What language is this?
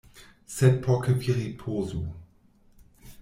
Esperanto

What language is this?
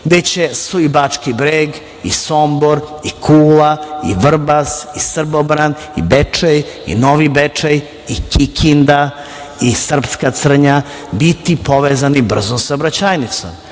Serbian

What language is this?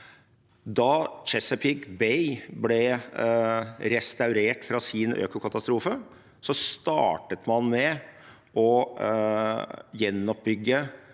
Norwegian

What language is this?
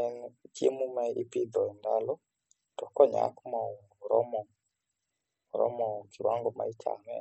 Luo (Kenya and Tanzania)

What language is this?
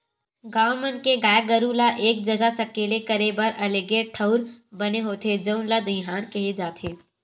Chhattisgarhi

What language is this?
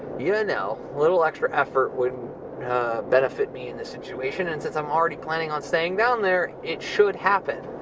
English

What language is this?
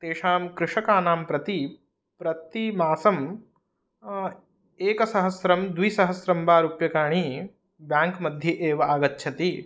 Sanskrit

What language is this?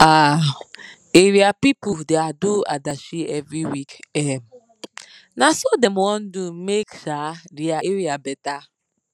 Nigerian Pidgin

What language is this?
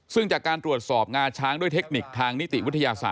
Thai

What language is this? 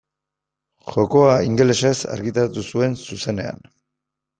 Basque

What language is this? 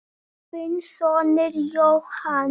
Icelandic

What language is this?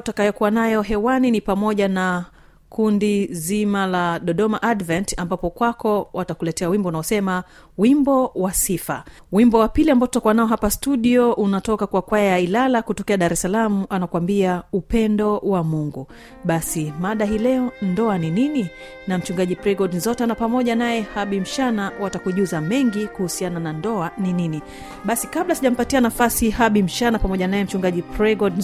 Swahili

